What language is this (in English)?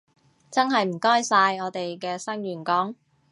Cantonese